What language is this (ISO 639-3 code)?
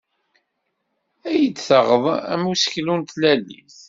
kab